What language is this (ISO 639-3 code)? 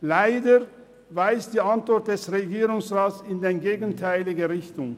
gsw